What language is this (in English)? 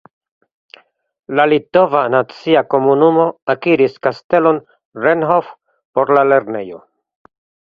Esperanto